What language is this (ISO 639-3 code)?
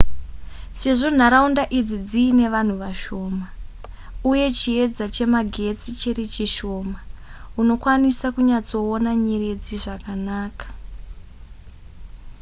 sna